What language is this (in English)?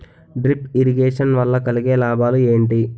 Telugu